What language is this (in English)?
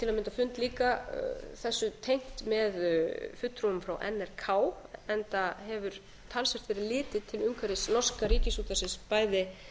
Icelandic